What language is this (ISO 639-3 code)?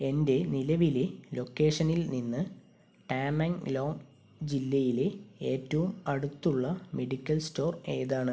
mal